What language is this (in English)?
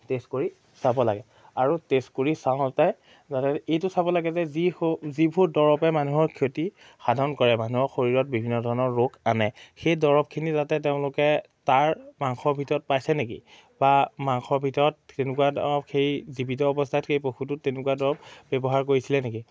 Assamese